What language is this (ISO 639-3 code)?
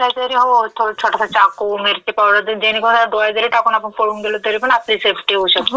mar